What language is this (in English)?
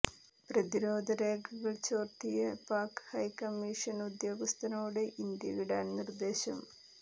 Malayalam